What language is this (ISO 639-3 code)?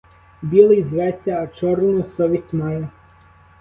ukr